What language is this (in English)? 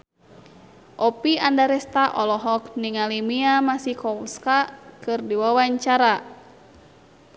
Sundanese